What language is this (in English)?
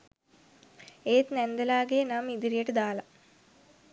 Sinhala